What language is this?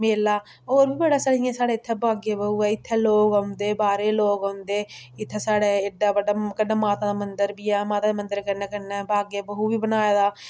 Dogri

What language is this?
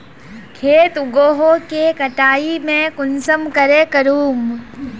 Magahi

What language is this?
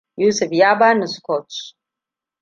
Hausa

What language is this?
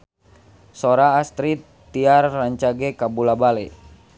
Sundanese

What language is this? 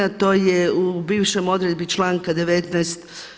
Croatian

